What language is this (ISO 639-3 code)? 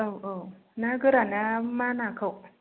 brx